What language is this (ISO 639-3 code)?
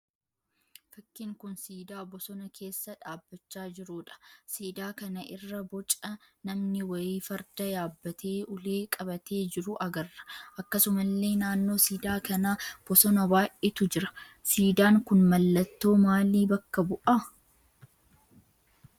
orm